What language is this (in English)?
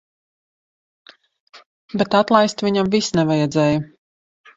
Latvian